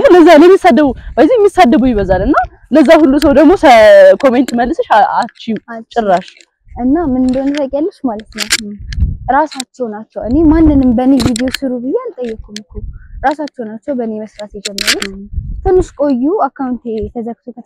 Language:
Arabic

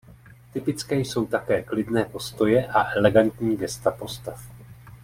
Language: Czech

